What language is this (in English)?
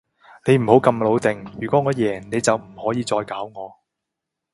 Cantonese